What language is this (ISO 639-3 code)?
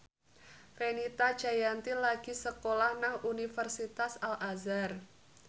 jav